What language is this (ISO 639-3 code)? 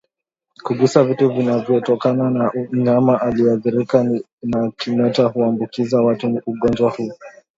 swa